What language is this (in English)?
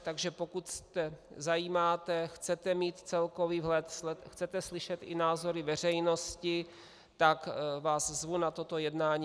Czech